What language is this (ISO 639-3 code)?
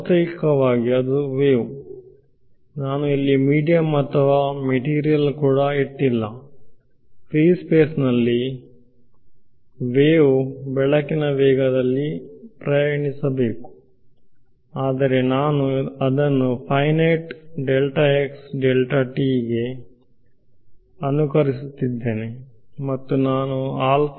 kan